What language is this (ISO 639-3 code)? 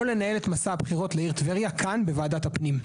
heb